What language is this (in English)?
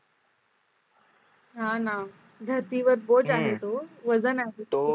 Marathi